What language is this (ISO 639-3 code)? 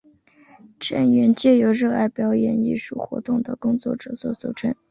zho